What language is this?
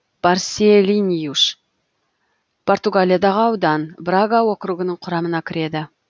Kazakh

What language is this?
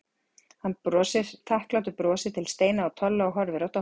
Icelandic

